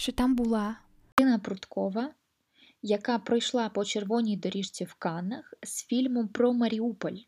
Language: Ukrainian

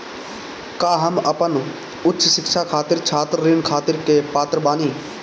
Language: Bhojpuri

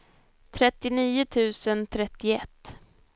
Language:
Swedish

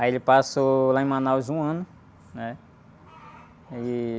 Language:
Portuguese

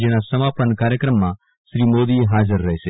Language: Gujarati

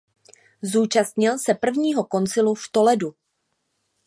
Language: Czech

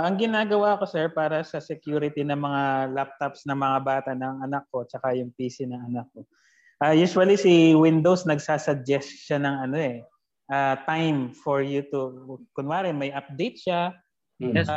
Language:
Filipino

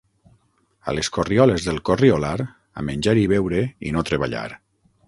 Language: Catalan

